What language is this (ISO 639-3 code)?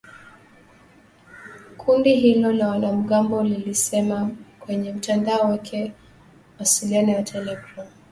swa